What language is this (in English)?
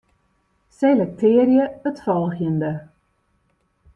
Western Frisian